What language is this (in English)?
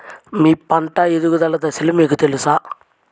Telugu